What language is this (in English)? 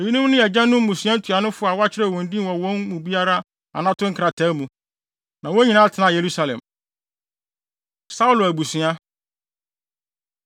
Akan